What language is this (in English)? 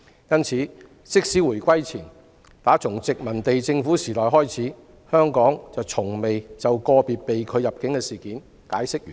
Cantonese